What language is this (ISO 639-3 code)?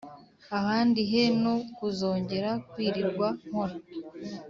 kin